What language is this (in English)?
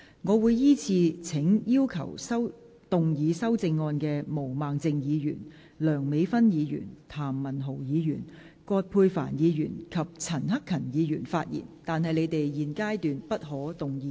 Cantonese